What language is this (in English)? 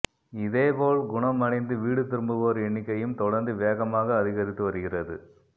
Tamil